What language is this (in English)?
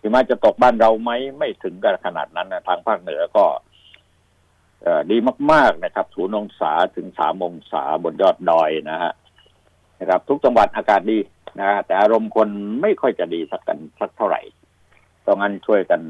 Thai